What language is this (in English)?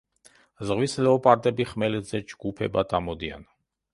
Georgian